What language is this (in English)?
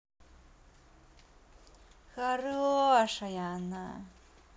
Russian